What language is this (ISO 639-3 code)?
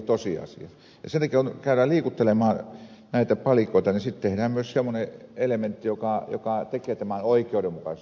fin